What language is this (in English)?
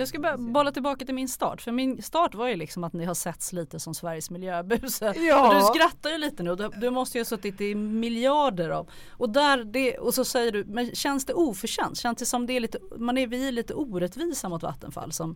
Swedish